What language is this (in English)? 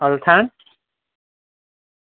Gujarati